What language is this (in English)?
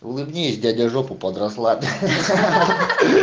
Russian